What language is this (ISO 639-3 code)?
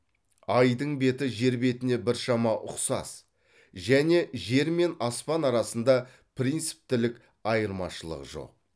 kaz